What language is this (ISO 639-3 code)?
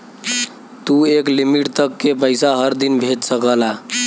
bho